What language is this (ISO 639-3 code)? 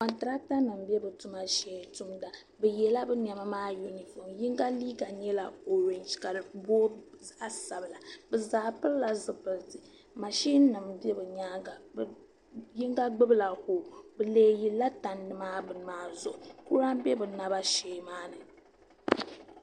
dag